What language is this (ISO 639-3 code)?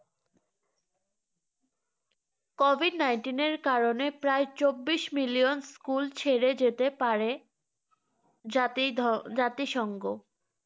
ben